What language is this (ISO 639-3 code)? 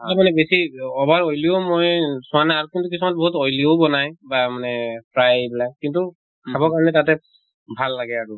asm